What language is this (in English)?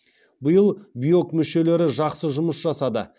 Kazakh